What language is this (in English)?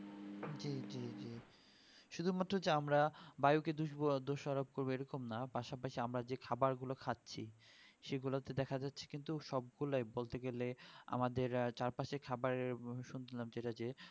Bangla